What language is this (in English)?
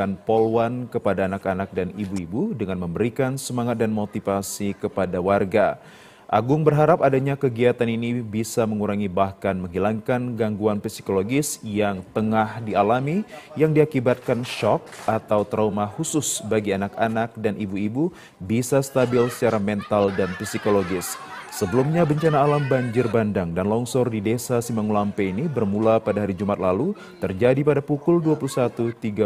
Indonesian